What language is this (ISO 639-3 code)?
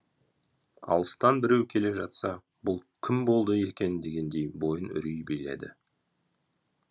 kaz